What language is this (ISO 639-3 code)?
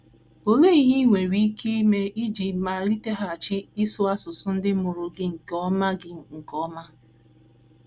ibo